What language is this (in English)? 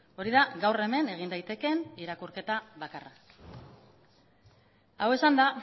Basque